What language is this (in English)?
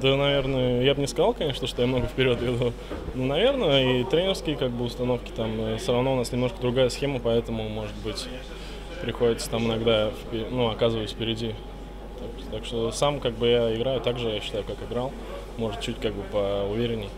Russian